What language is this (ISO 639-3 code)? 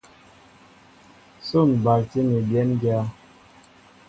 mbo